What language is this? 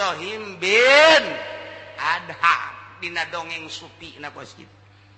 Indonesian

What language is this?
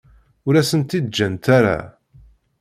Kabyle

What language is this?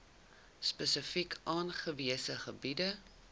Afrikaans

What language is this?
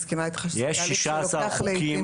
Hebrew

